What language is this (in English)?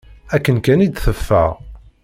Kabyle